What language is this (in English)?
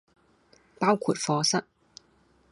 Cantonese